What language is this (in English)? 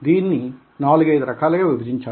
Telugu